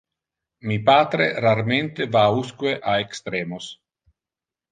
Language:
Interlingua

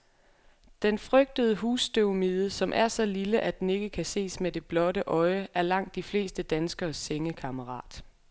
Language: Danish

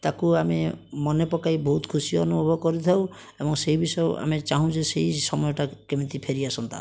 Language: Odia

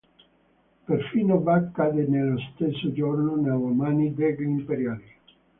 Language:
Italian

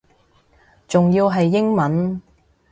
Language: Cantonese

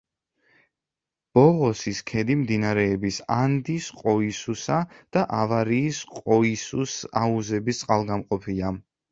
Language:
Georgian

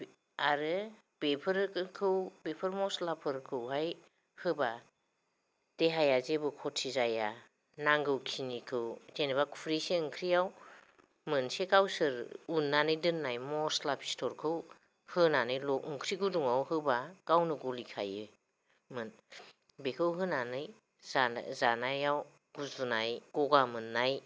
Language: Bodo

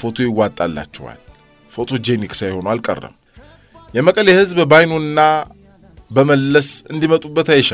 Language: Arabic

